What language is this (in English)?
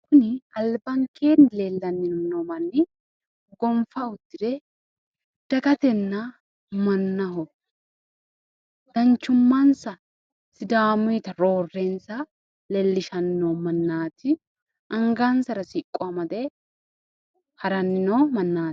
Sidamo